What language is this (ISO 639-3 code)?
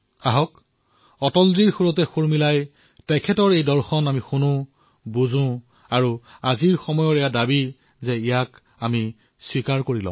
asm